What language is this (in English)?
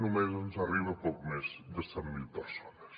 Catalan